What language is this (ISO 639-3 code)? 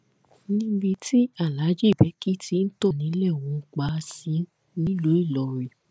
yor